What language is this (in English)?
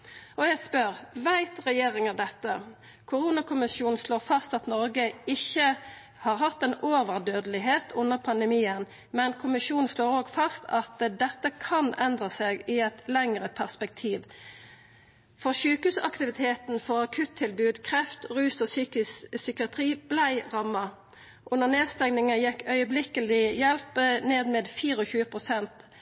Norwegian Nynorsk